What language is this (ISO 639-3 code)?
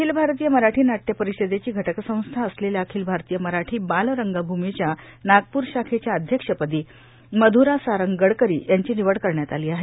mar